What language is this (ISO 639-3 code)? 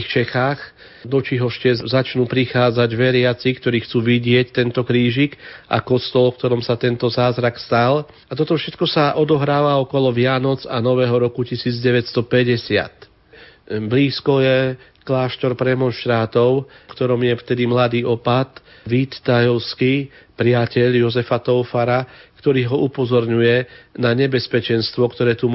slk